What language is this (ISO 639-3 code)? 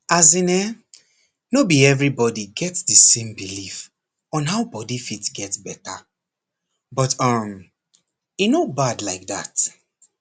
pcm